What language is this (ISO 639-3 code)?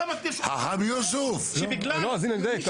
heb